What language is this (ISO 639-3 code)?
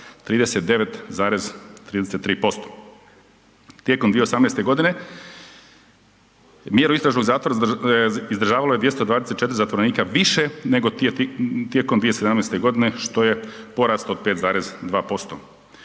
hrv